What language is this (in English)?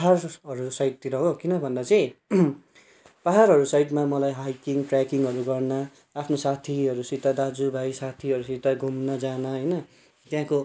Nepali